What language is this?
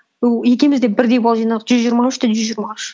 Kazakh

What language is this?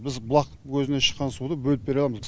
Kazakh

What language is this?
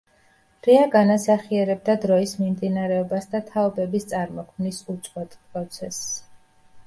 Georgian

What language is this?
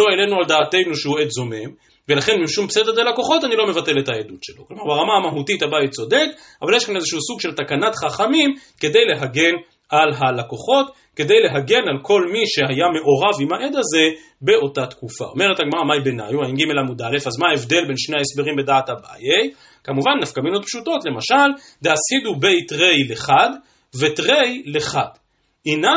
Hebrew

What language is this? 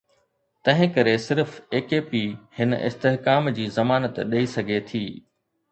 Sindhi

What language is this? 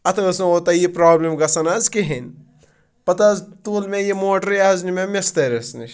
Kashmiri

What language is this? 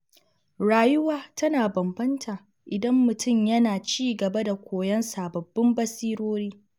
Hausa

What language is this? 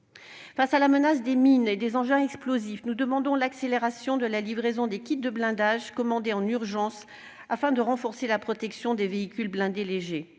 French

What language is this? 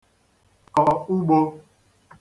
Igbo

